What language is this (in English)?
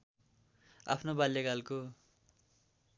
Nepali